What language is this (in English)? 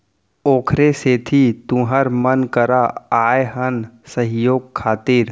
Chhattisgarhi